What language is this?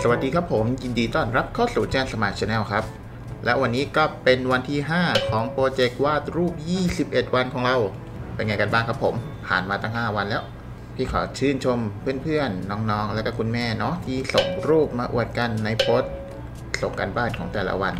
Thai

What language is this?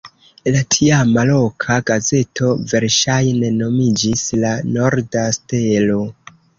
Esperanto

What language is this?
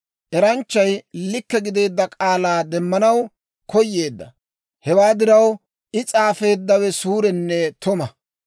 Dawro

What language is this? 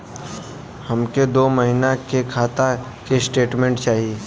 Bhojpuri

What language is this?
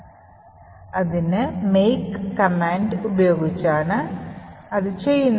Malayalam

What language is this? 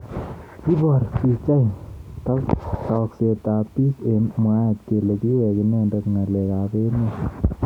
Kalenjin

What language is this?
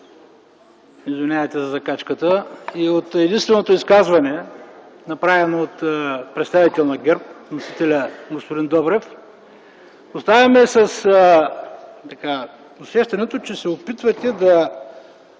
Bulgarian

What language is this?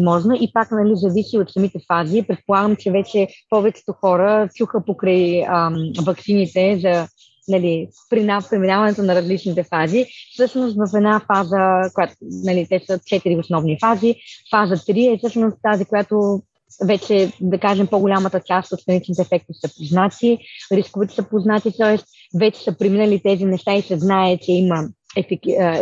Bulgarian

